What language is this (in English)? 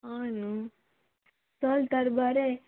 Konkani